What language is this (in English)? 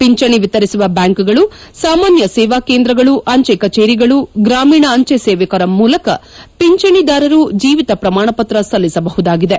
Kannada